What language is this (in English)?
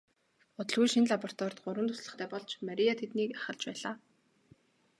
Mongolian